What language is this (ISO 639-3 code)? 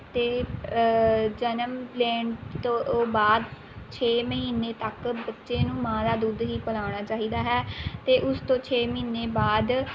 pan